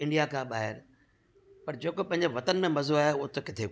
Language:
Sindhi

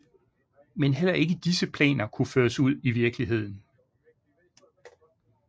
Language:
Danish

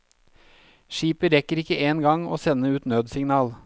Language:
Norwegian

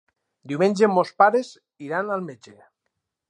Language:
Catalan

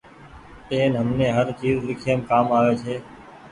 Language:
Goaria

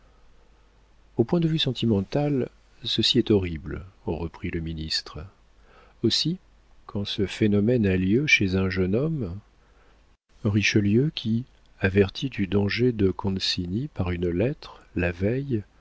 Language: French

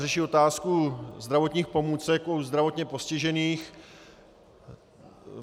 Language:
Czech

